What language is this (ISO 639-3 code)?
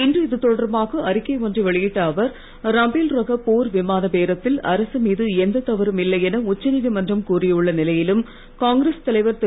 tam